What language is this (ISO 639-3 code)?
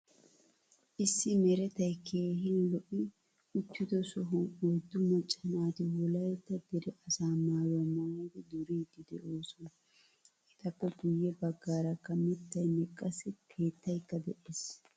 wal